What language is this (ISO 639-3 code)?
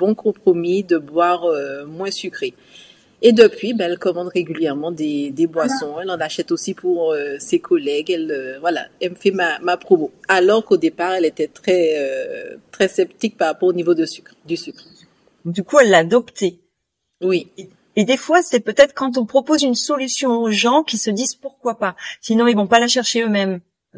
fra